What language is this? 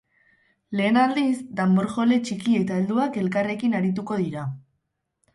Basque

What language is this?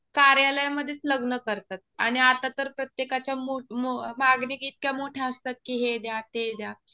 Marathi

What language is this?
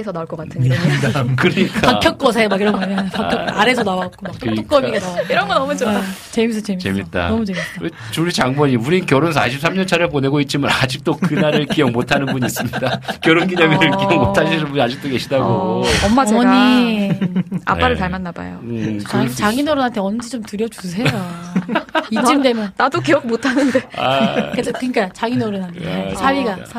Korean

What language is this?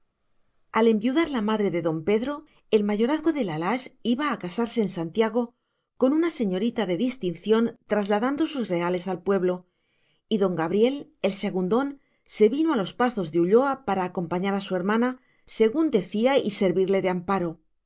Spanish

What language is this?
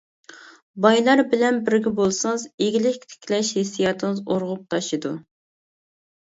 Uyghur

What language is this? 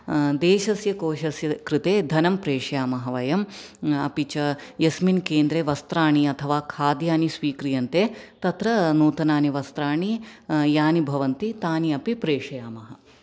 Sanskrit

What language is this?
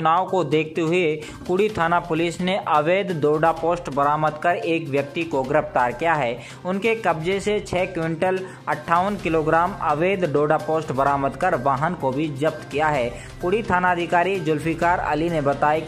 Hindi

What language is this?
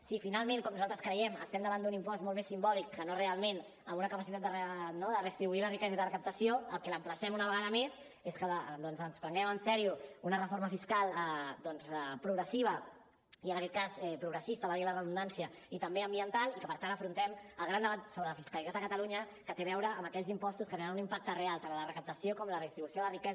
Catalan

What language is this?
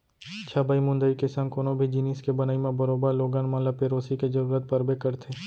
Chhattisgarhi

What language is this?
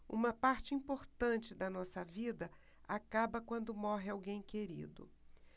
Portuguese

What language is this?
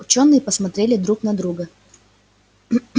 Russian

